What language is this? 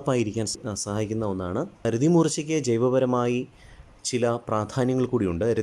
Malayalam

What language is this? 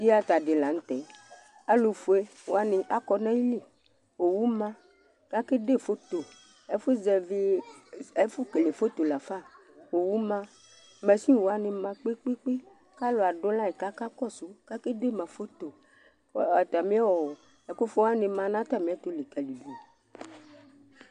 Ikposo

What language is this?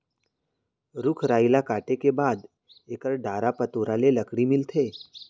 Chhattisgarhi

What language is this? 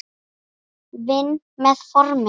Icelandic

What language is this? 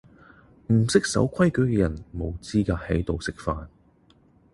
Cantonese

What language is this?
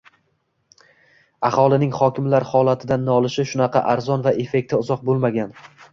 Uzbek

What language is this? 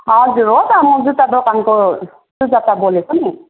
Nepali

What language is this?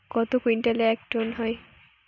Bangla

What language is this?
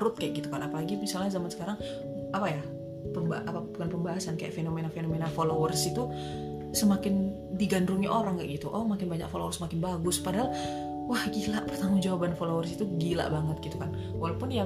Indonesian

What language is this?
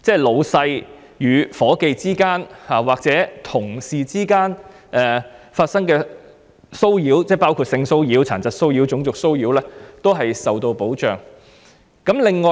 Cantonese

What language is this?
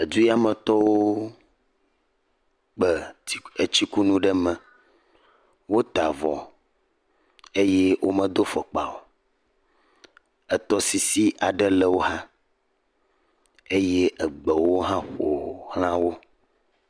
Ewe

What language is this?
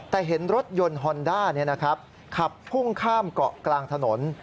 Thai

